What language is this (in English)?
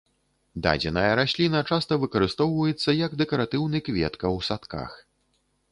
Belarusian